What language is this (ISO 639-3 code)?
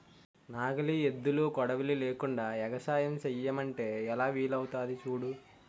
tel